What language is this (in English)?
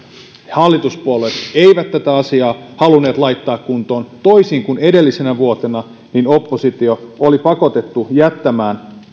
Finnish